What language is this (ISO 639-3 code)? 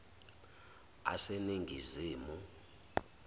zul